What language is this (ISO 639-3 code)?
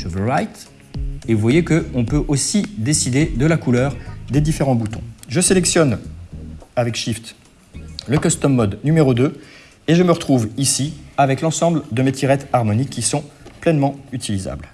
fra